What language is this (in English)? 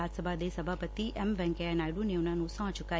Punjabi